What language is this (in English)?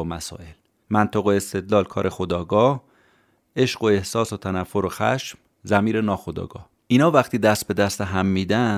Persian